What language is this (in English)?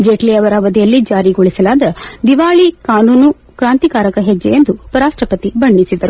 Kannada